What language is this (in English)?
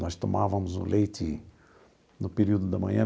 Portuguese